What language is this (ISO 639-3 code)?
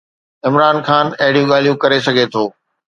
snd